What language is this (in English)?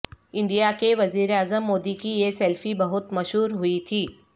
Urdu